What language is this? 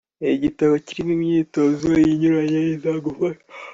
Kinyarwanda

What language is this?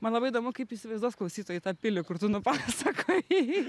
Lithuanian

